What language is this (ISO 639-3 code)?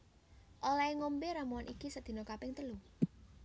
jav